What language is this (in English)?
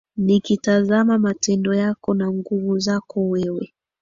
Swahili